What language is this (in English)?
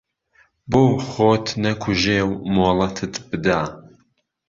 Central Kurdish